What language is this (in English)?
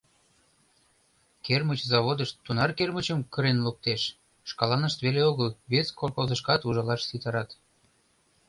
Mari